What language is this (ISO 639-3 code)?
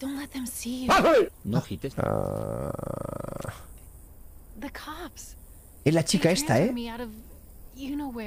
spa